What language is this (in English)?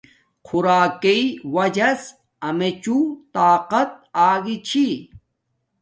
Domaaki